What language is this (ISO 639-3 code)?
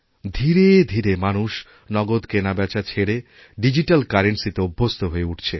ben